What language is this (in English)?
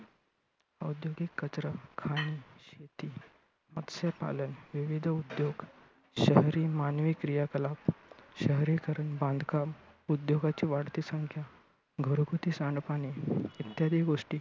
Marathi